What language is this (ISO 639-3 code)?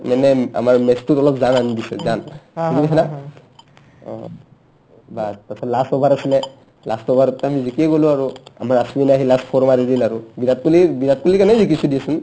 asm